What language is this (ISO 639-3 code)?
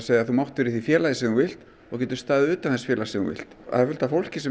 isl